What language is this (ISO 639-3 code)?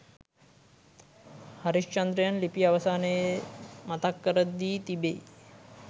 sin